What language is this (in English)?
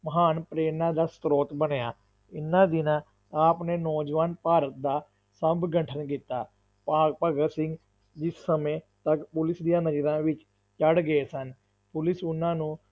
Punjabi